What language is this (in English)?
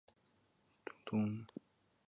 Chinese